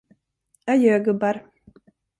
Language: Swedish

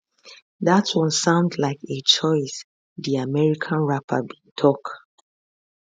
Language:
Nigerian Pidgin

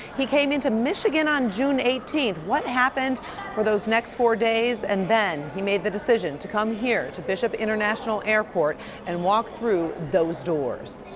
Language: English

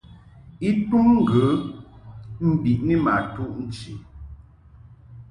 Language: Mungaka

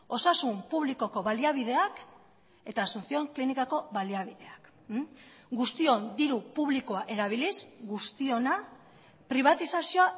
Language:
Basque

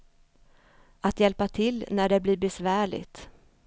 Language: Swedish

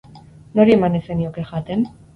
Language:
Basque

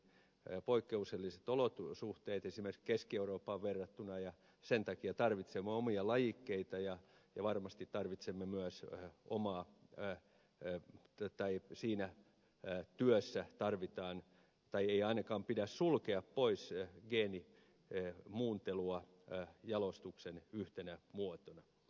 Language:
Finnish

